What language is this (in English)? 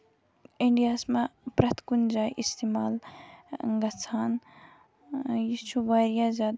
Kashmiri